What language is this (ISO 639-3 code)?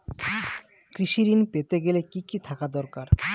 ben